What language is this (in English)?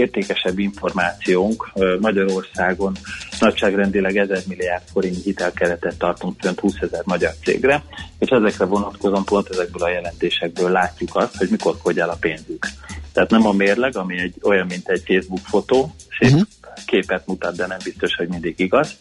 Hungarian